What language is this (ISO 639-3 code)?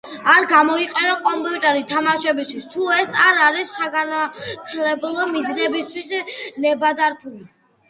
kat